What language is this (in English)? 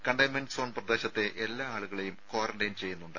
Malayalam